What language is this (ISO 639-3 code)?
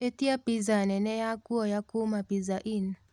kik